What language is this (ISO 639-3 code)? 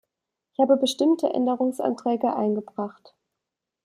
deu